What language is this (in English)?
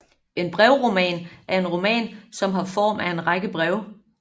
Danish